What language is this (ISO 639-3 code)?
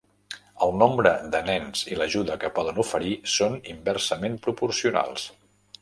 cat